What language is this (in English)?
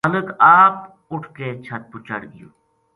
Gujari